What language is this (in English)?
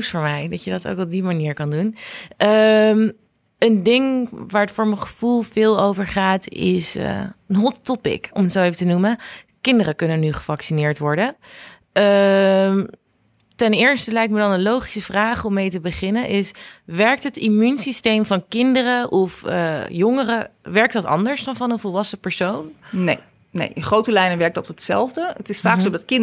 Dutch